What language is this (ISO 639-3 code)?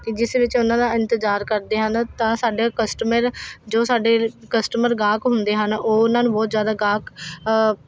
pan